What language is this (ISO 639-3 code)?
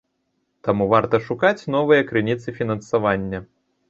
bel